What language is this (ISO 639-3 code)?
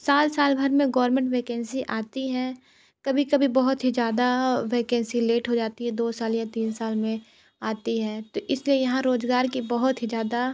hin